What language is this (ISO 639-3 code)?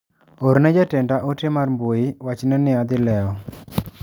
luo